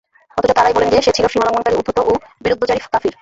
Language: Bangla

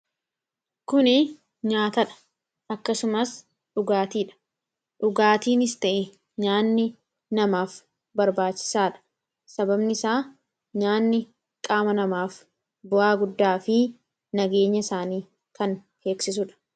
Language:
Oromo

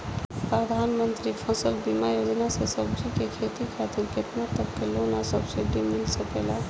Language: Bhojpuri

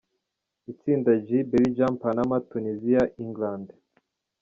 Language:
Kinyarwanda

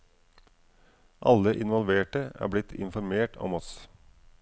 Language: Norwegian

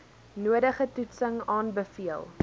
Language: Afrikaans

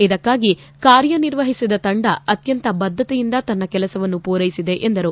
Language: Kannada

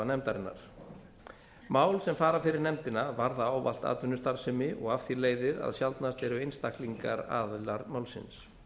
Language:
Icelandic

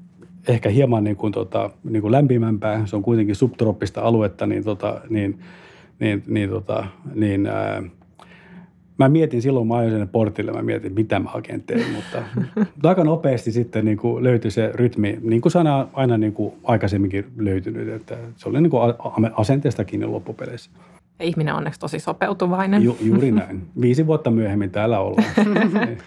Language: Finnish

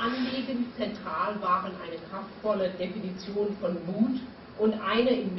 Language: German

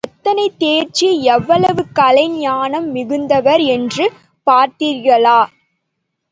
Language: Tamil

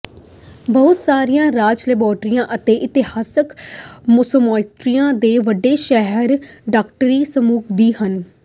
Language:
Punjabi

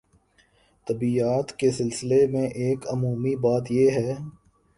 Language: Urdu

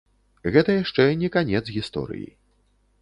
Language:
Belarusian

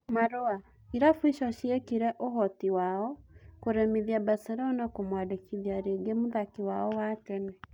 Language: Kikuyu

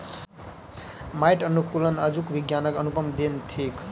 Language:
Maithili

